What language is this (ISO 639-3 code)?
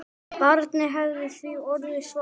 isl